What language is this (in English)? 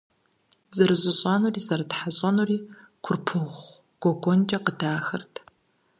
Kabardian